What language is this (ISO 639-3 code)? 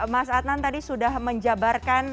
ind